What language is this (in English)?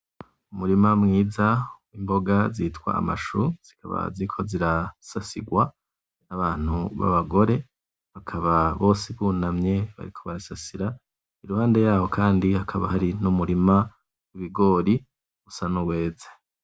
Rundi